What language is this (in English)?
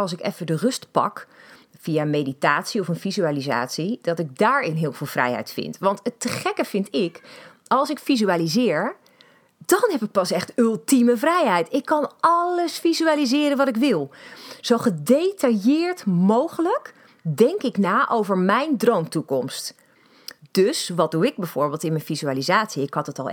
Dutch